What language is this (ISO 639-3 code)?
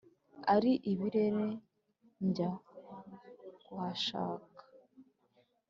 kin